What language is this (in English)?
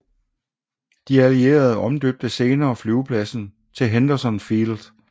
Danish